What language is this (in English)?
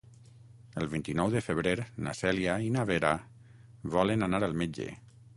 Catalan